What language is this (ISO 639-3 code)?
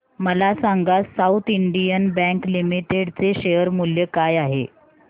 mar